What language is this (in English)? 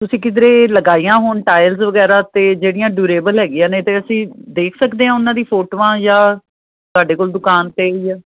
Punjabi